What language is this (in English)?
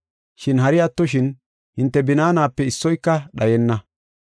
Gofa